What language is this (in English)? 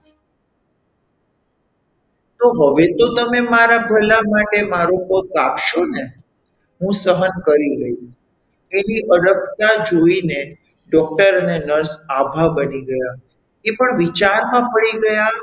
Gujarati